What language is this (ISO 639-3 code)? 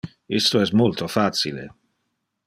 ina